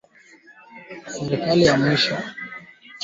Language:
Swahili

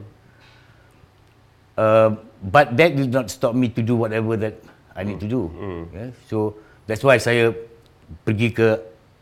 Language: Malay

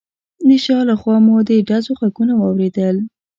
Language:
Pashto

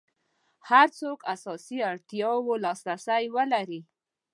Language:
Pashto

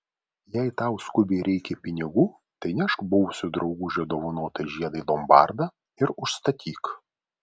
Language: Lithuanian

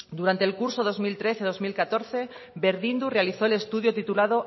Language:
Spanish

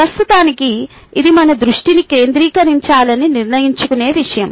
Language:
Telugu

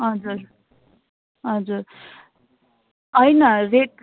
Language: Nepali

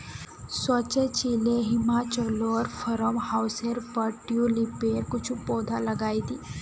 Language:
Magahi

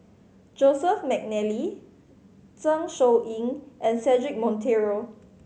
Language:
English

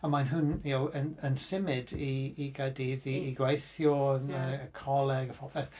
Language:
Welsh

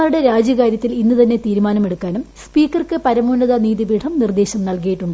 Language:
Malayalam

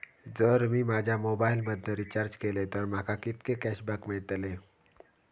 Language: Marathi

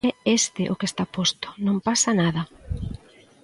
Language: Galician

